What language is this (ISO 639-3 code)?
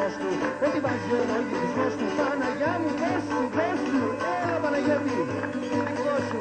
ell